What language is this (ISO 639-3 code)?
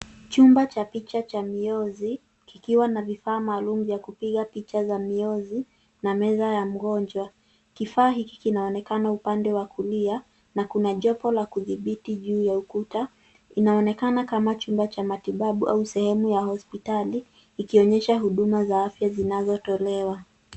swa